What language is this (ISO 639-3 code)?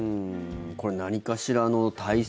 jpn